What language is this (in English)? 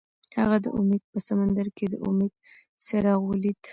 Pashto